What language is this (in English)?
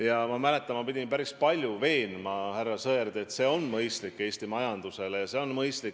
Estonian